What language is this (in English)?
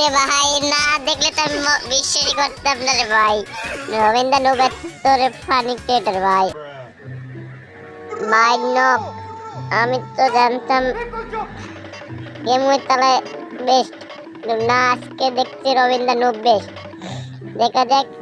Bangla